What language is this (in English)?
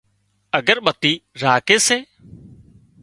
Wadiyara Koli